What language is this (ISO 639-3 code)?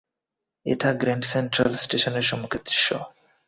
ben